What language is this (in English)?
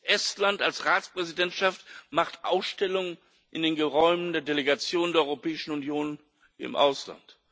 German